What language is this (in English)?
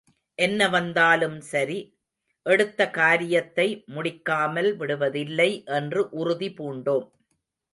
Tamil